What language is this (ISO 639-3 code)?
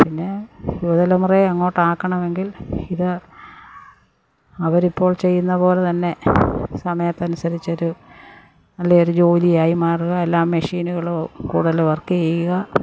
mal